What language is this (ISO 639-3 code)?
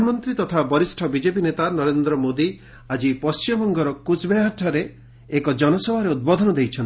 ori